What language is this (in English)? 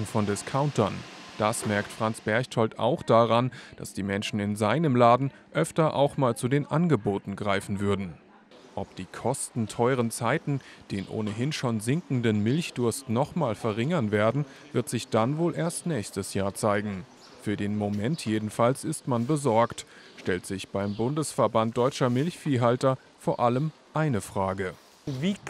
German